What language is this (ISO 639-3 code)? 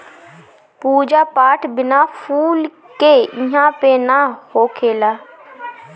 bho